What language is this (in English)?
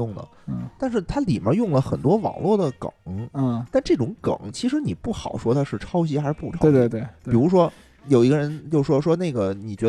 Chinese